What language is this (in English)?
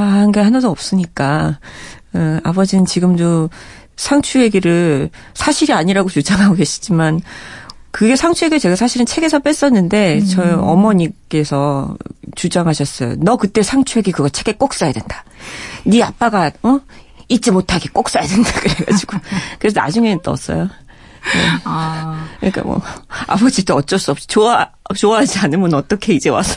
Korean